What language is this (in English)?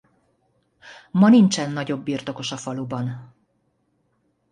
Hungarian